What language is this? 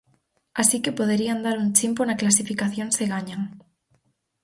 Galician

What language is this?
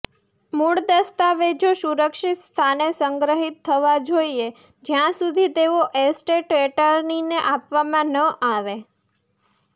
Gujarati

